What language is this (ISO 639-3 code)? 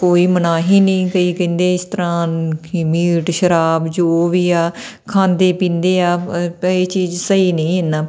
pan